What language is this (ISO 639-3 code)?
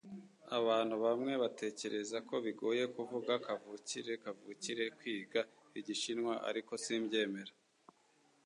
kin